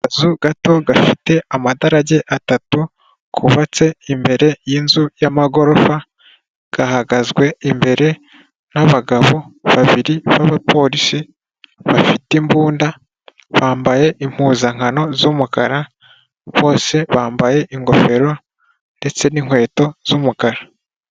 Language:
Kinyarwanda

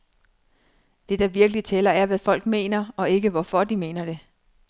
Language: Danish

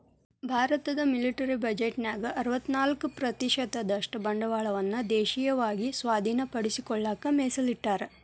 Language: Kannada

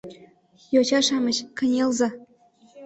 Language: Mari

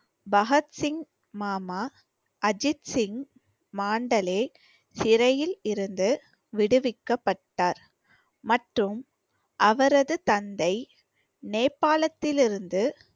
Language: Tamil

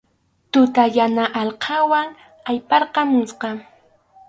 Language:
Arequipa-La Unión Quechua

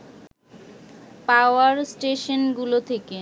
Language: Bangla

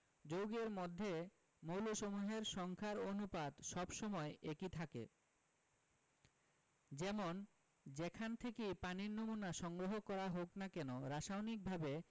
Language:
Bangla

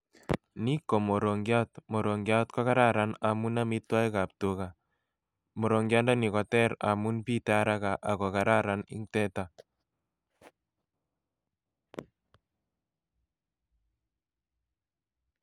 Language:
Kalenjin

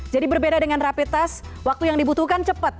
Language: Indonesian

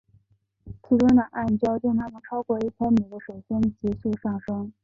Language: Chinese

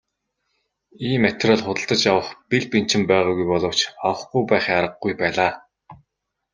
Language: Mongolian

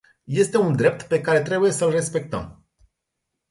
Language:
Romanian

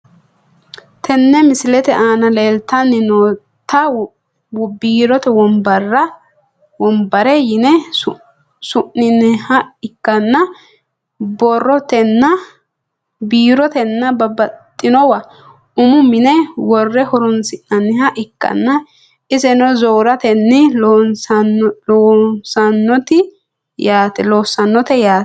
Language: Sidamo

